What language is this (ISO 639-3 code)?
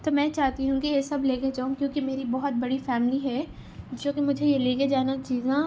urd